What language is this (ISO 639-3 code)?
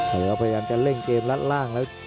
tha